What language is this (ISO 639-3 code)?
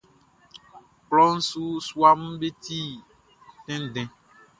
bci